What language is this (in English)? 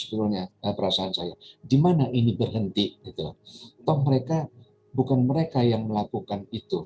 Indonesian